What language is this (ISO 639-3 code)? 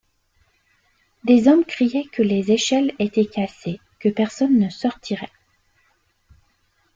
fra